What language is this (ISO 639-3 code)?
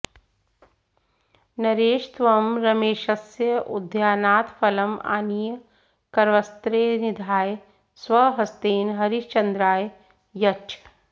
san